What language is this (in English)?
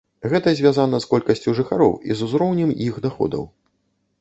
Belarusian